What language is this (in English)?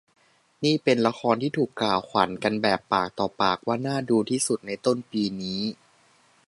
Thai